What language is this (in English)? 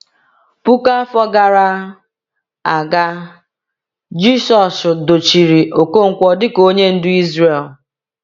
Igbo